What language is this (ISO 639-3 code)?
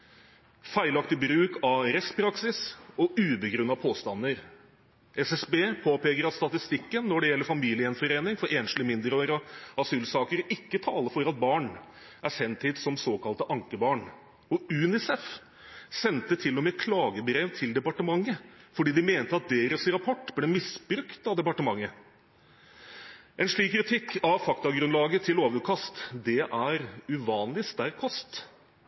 nob